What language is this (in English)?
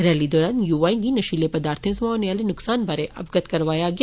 Dogri